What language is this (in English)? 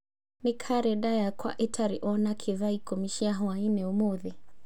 Kikuyu